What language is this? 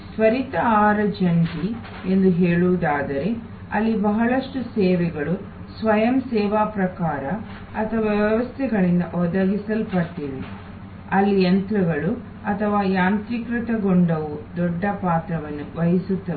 Kannada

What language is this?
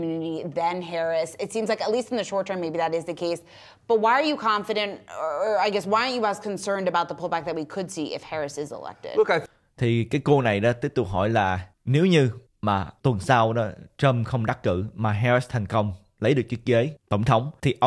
Vietnamese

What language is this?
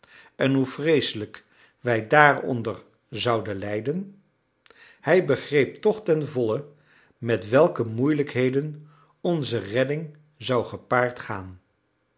Dutch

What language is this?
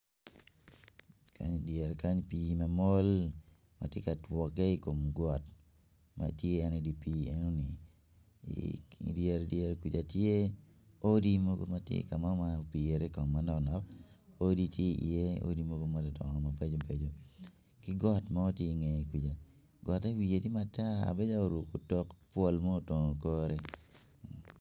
Acoli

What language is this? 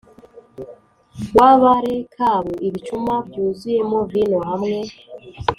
Kinyarwanda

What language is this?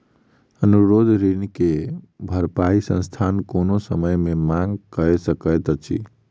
Maithili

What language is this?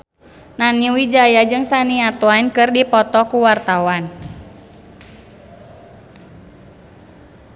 Sundanese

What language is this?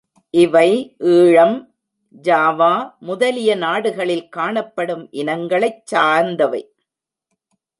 Tamil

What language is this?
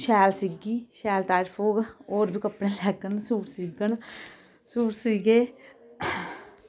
Dogri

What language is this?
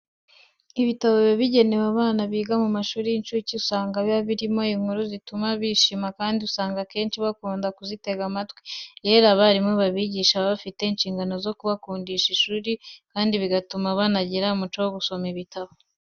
Kinyarwanda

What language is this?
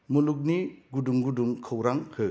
Bodo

